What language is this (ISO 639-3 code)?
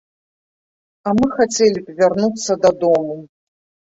bel